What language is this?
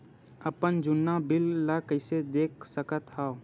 Chhattisgarhi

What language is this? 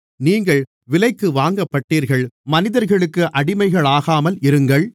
Tamil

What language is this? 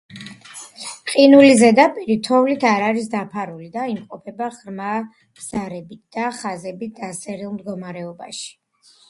Georgian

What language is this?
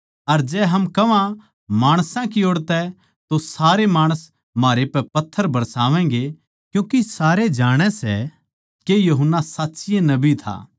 Haryanvi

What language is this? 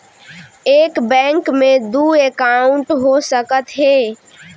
Chhattisgarhi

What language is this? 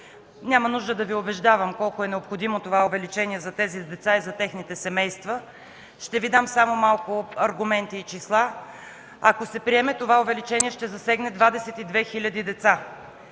Bulgarian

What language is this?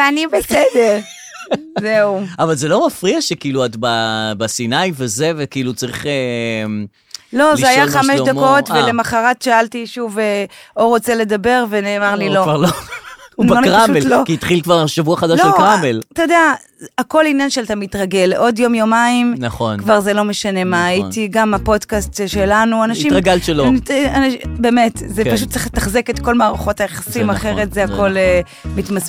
Hebrew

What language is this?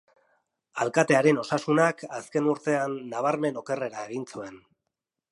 Basque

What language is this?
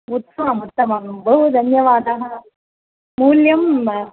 Sanskrit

